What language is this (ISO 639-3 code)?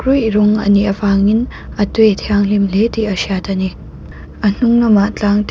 lus